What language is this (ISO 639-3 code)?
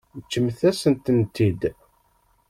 kab